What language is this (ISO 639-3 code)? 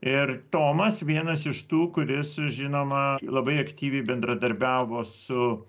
lit